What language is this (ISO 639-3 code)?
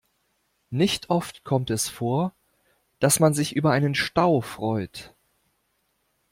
deu